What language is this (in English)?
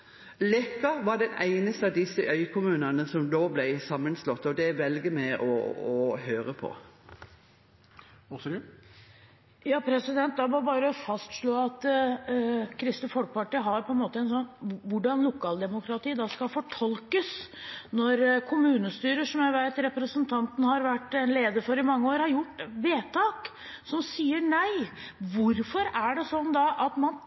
Norwegian Bokmål